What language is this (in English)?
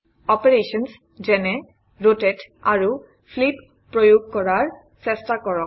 Assamese